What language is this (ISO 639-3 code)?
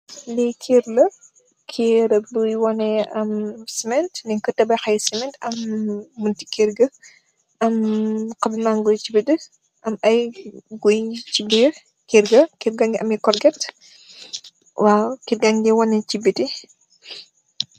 wol